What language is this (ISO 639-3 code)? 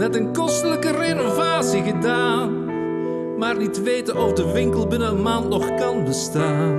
nld